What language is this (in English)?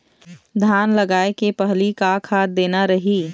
Chhattisgarhi